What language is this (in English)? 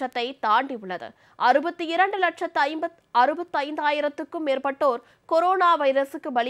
Dutch